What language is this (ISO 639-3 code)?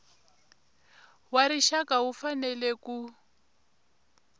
tso